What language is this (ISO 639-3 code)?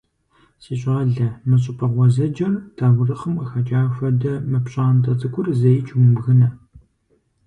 kbd